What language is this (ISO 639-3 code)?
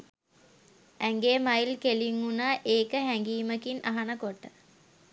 sin